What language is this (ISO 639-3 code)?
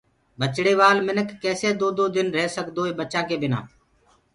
ggg